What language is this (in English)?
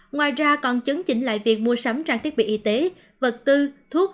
Vietnamese